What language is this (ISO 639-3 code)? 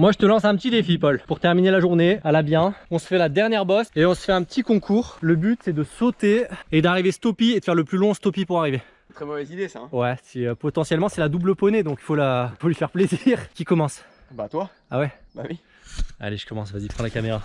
fra